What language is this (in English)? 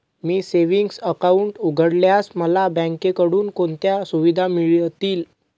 Marathi